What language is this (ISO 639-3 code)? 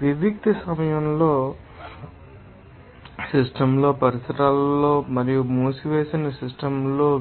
tel